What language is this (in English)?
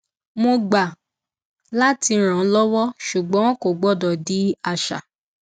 Yoruba